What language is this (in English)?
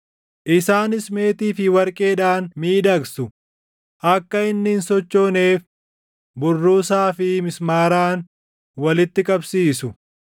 Oromo